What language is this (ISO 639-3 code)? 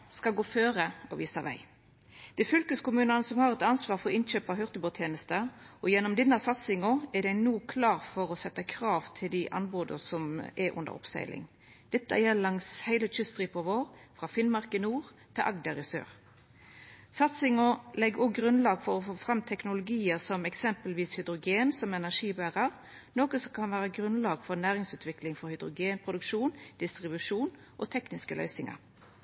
nno